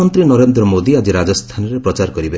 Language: Odia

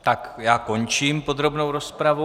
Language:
Czech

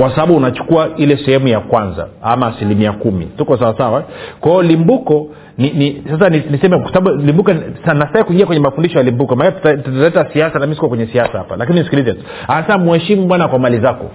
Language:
Swahili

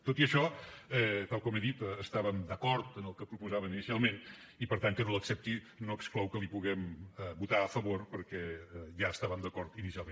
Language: Catalan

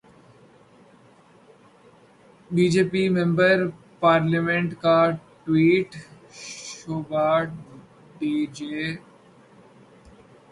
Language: Urdu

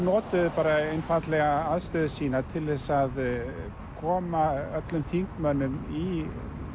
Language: Icelandic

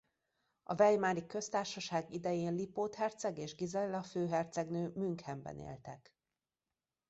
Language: Hungarian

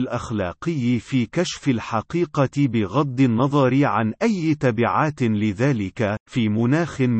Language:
Arabic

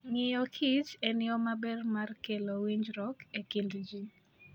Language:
Luo (Kenya and Tanzania)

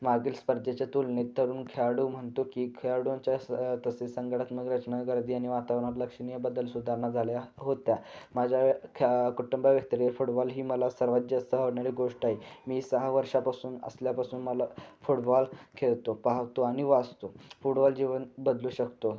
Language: Marathi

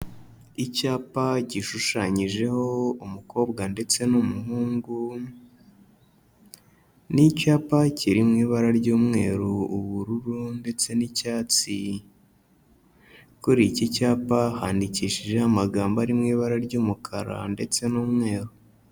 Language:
Kinyarwanda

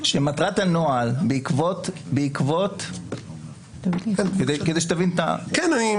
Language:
Hebrew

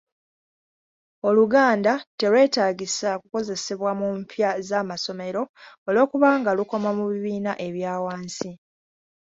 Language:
Ganda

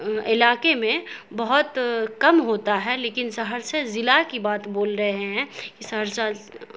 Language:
Urdu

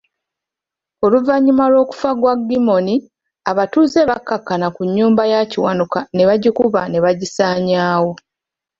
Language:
Ganda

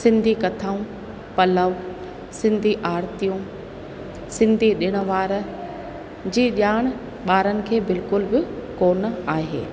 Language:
Sindhi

